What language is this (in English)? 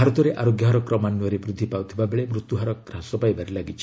Odia